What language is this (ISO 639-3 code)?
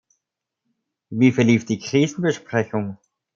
deu